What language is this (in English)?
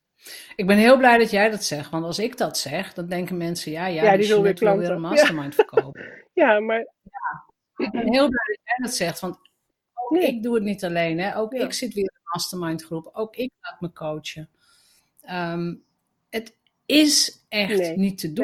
Dutch